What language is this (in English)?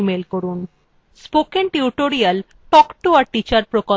Bangla